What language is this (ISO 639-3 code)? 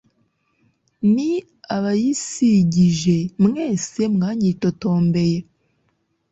kin